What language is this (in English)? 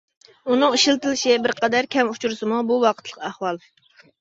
Uyghur